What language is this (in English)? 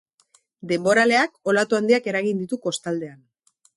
Basque